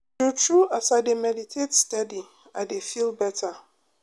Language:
Nigerian Pidgin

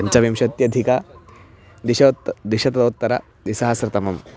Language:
Sanskrit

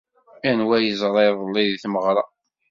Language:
Kabyle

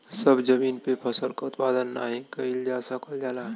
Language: Bhojpuri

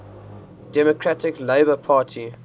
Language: English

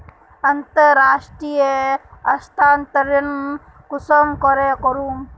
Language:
Magahi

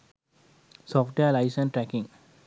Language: Sinhala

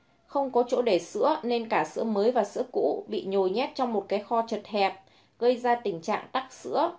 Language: Vietnamese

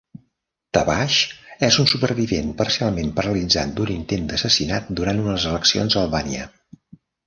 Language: Catalan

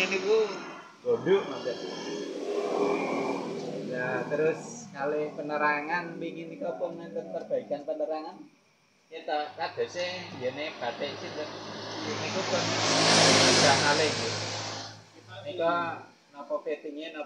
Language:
Indonesian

